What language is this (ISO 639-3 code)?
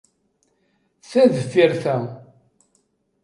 kab